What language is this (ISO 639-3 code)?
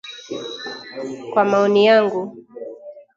swa